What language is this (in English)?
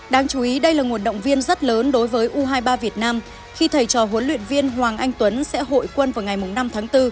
Vietnamese